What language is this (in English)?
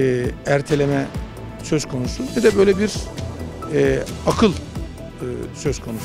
Turkish